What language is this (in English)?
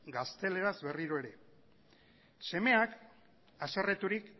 Basque